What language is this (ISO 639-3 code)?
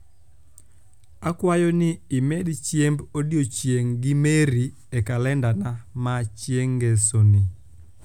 luo